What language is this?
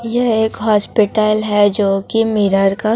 Hindi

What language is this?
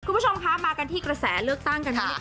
Thai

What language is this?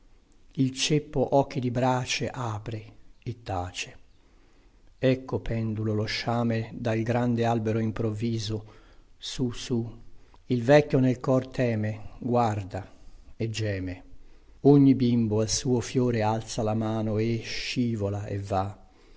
Italian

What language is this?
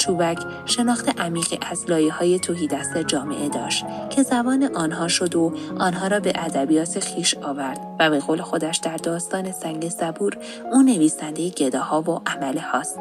Persian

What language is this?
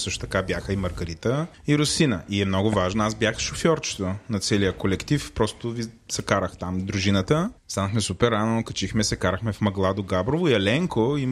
Bulgarian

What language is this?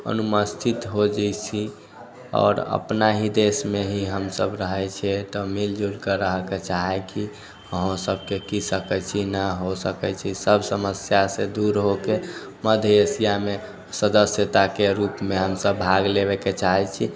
Maithili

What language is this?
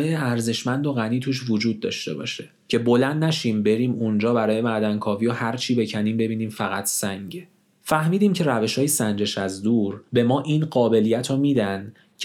Persian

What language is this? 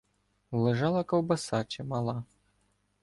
Ukrainian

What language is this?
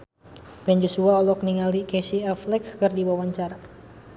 Sundanese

